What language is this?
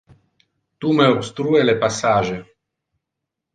Interlingua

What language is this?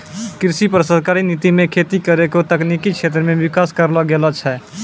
Maithili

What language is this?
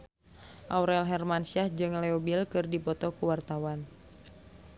Sundanese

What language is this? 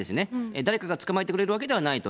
Japanese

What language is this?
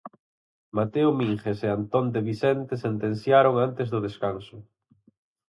Galician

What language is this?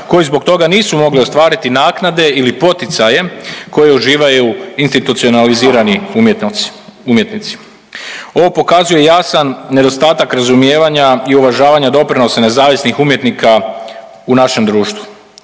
Croatian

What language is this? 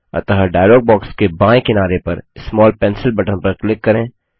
Hindi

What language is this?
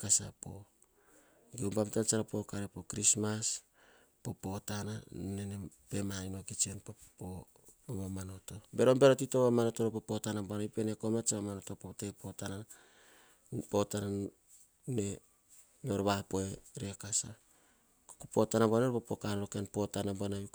Hahon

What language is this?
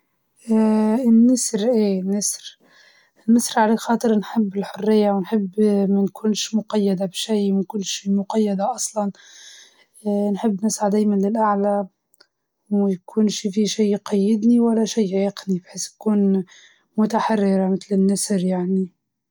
Libyan Arabic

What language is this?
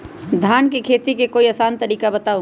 Magahi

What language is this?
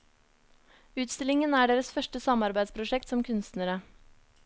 Norwegian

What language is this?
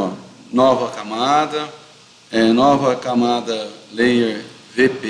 Portuguese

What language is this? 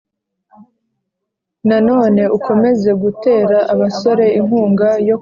Kinyarwanda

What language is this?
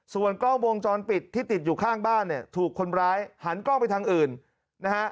Thai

